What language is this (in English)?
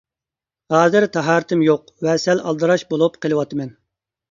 Uyghur